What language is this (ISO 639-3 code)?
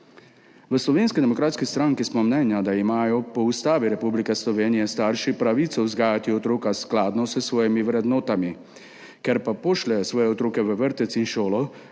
slv